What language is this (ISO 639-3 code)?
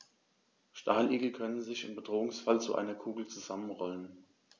deu